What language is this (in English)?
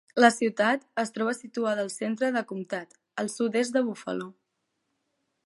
Catalan